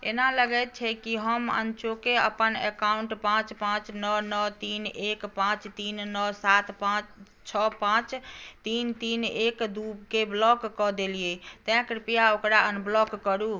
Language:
Maithili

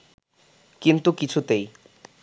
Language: Bangla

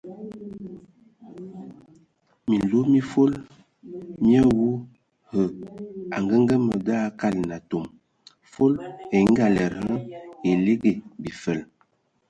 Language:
Ewondo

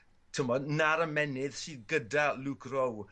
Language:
Welsh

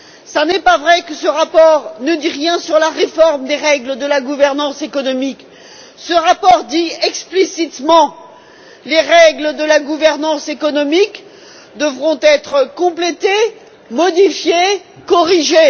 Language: French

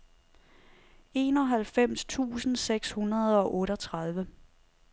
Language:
Danish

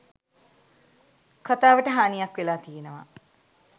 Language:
Sinhala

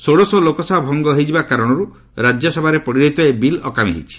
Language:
Odia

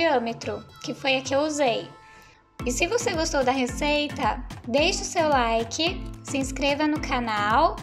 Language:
Portuguese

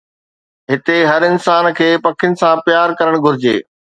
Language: Sindhi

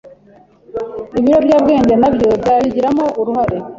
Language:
Kinyarwanda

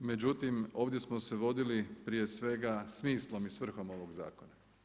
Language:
Croatian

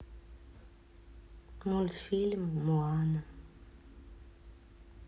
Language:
Russian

